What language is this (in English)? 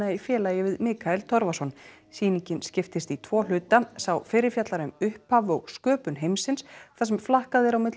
Icelandic